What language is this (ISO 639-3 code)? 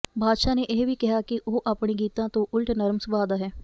pan